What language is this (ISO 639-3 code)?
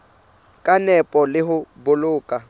sot